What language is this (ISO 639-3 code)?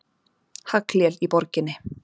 isl